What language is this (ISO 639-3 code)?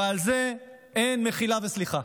heb